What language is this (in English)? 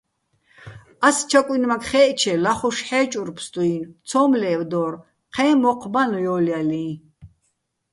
Bats